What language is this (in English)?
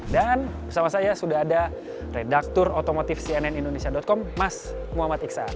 Indonesian